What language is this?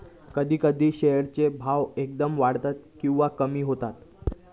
Marathi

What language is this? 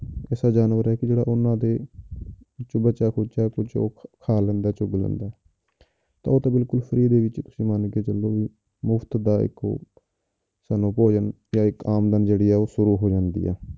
Punjabi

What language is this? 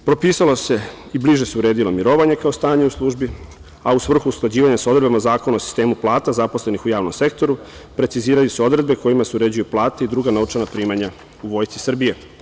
Serbian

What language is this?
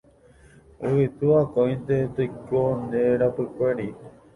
Guarani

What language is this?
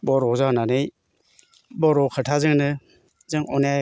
Bodo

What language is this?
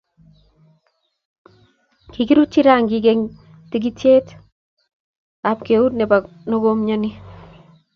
Kalenjin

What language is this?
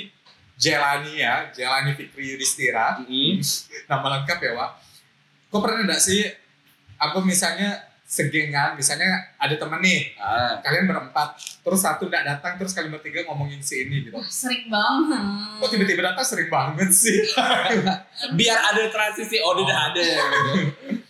Indonesian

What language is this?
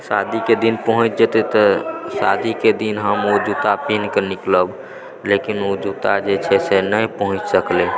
Maithili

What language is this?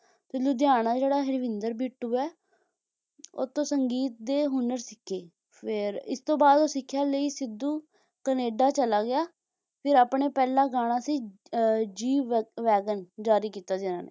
Punjabi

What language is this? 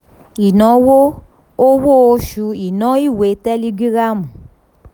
Yoruba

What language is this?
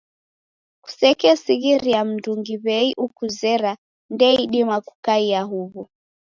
Taita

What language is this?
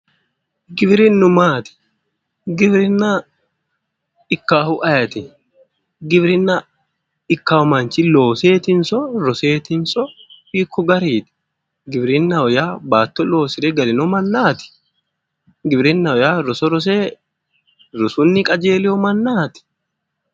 Sidamo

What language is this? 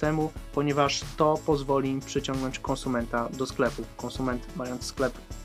Polish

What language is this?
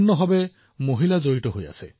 Assamese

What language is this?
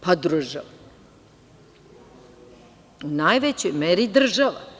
Serbian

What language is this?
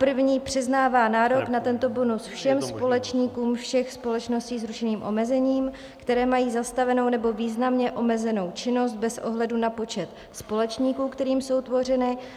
Czech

